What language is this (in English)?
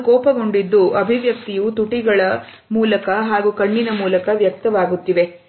Kannada